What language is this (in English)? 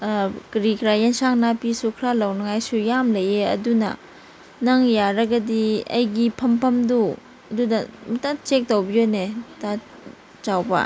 Manipuri